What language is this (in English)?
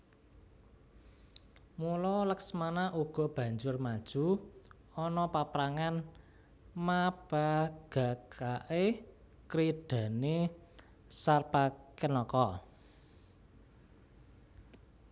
Javanese